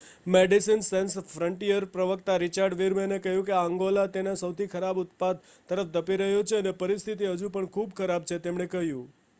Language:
Gujarati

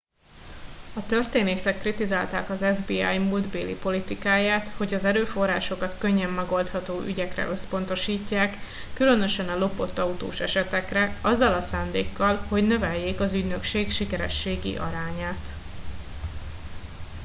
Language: Hungarian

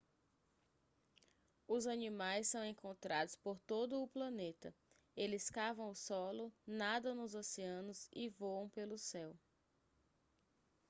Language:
Portuguese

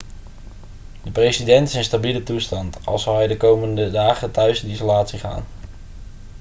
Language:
Dutch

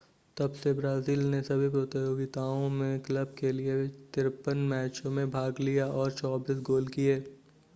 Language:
Hindi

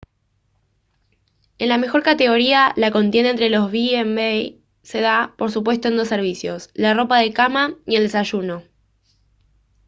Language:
Spanish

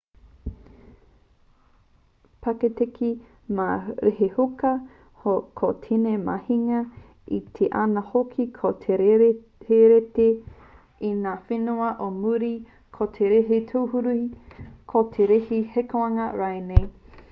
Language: Māori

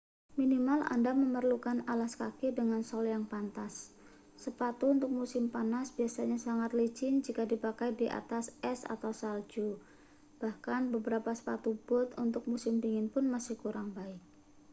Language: Indonesian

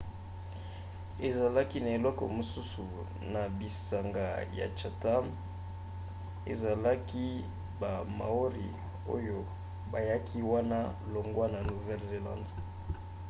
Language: Lingala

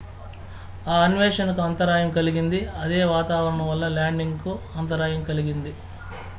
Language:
Telugu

